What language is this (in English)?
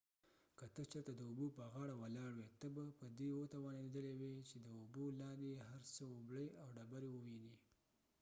Pashto